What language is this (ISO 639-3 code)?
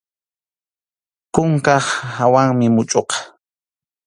qxu